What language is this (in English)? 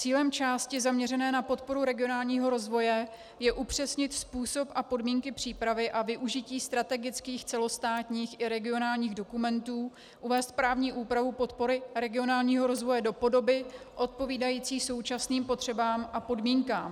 Czech